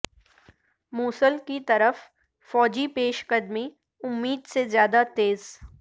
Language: Urdu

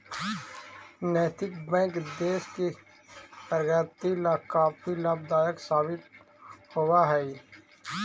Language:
Magahi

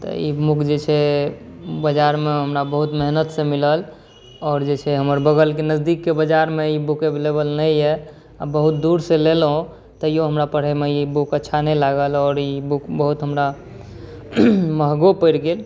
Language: Maithili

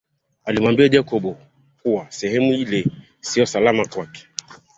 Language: Swahili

